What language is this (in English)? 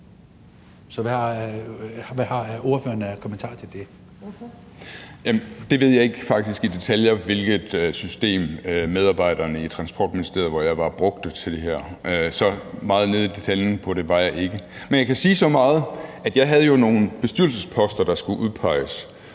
Danish